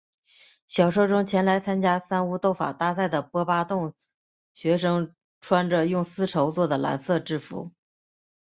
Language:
Chinese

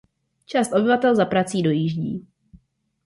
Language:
Czech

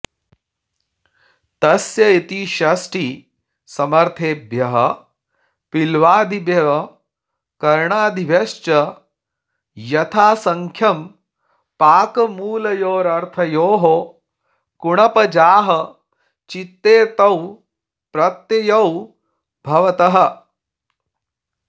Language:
Sanskrit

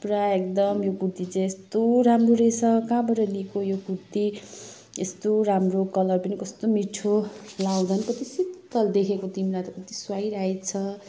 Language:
Nepali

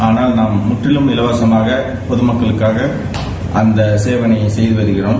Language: Tamil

